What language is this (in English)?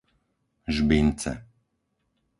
Slovak